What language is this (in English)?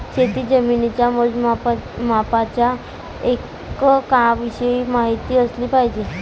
Marathi